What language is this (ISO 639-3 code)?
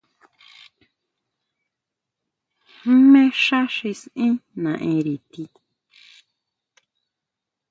mau